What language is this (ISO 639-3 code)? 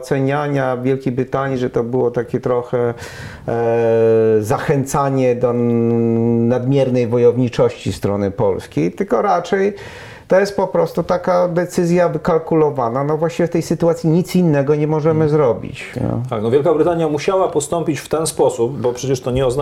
pol